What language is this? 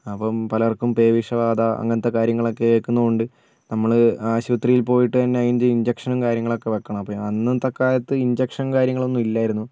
Malayalam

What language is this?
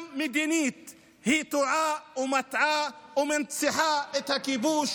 Hebrew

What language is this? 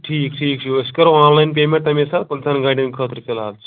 Kashmiri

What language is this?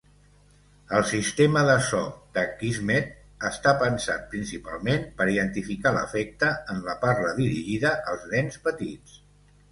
Catalan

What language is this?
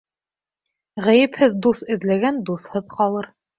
Bashkir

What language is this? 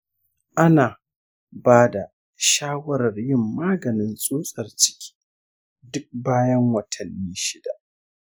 Hausa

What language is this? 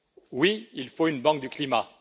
French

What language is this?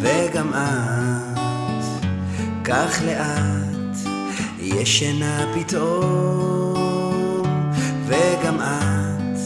Hebrew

